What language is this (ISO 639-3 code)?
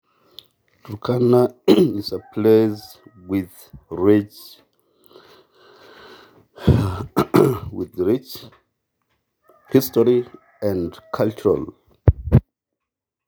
mas